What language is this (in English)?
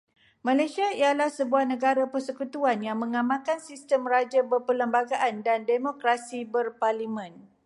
Malay